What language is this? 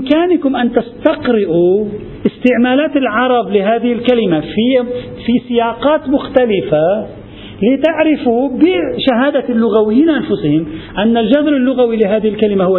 Arabic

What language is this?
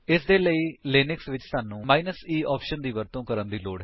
Punjabi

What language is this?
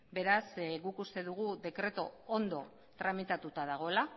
Basque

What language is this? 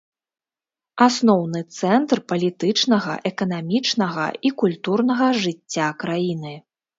Belarusian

